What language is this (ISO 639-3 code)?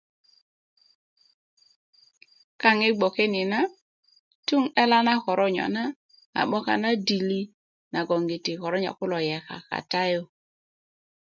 ukv